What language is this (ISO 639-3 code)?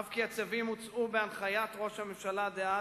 heb